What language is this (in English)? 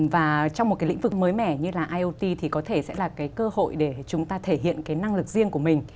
Vietnamese